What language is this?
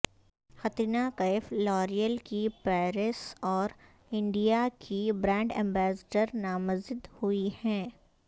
Urdu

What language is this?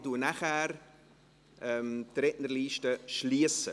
Swiss German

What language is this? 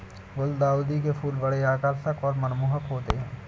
Hindi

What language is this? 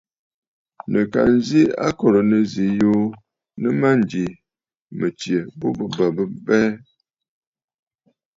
Bafut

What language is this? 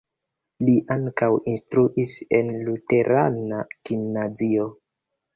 Esperanto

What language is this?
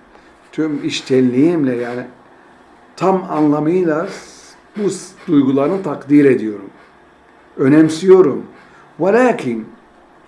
Turkish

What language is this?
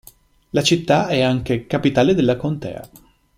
Italian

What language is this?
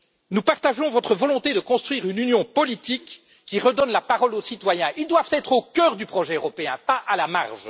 French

